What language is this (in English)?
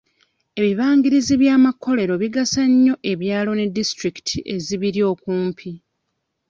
Ganda